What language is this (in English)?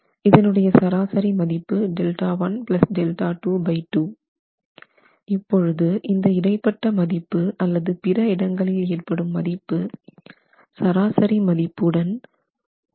Tamil